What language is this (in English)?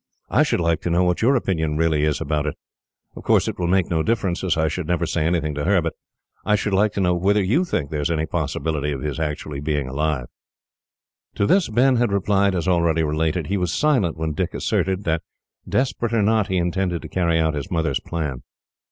English